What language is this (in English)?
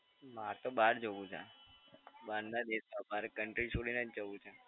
Gujarati